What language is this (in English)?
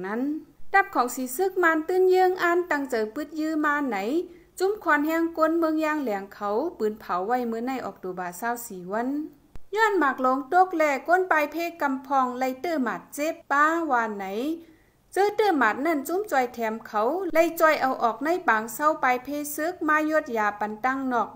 Thai